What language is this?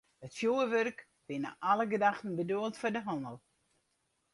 Western Frisian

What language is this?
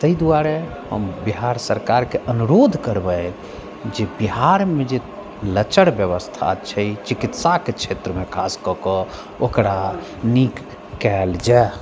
Maithili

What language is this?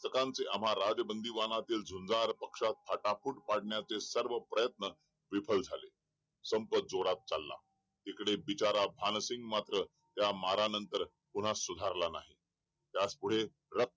Marathi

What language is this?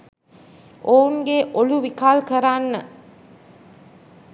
Sinhala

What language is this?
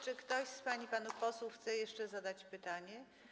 Polish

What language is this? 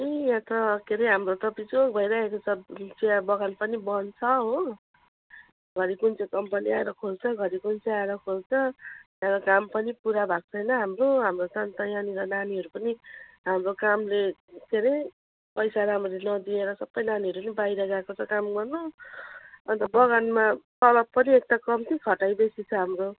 Nepali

